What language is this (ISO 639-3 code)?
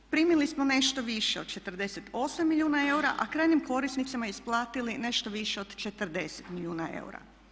hrv